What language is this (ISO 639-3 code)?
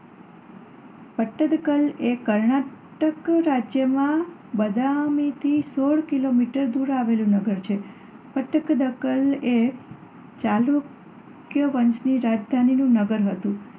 guj